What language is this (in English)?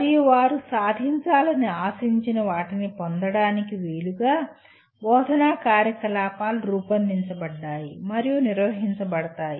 Telugu